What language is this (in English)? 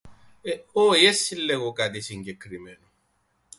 Greek